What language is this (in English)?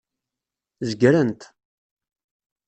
Kabyle